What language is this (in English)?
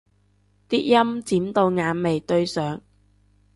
Cantonese